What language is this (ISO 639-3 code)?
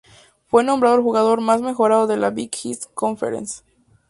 spa